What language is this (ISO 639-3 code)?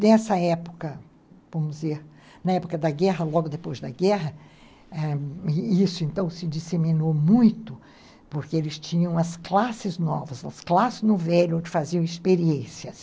por